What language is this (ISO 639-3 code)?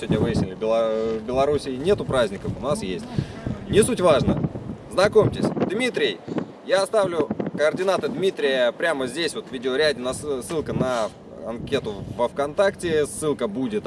rus